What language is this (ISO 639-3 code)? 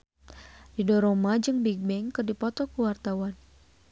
sun